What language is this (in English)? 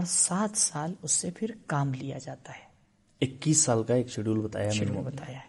Urdu